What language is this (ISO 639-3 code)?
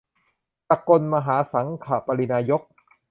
tha